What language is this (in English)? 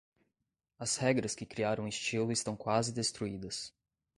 Portuguese